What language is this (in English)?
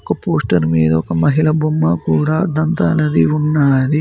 Telugu